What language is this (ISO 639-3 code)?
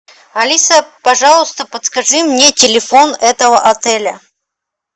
rus